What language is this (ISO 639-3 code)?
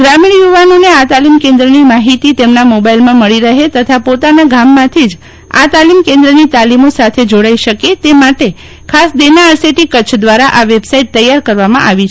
guj